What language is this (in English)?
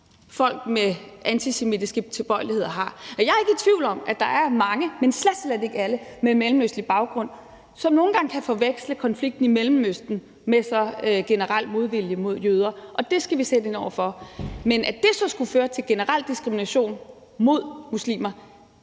Danish